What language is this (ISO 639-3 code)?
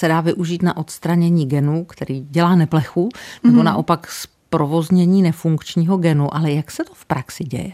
ces